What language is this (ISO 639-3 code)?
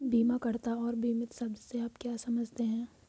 hin